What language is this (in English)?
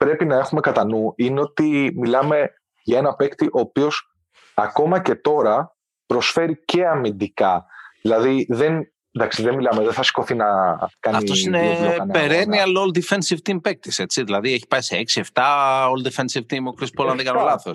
Greek